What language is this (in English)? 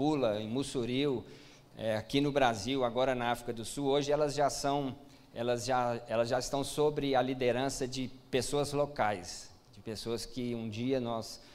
Portuguese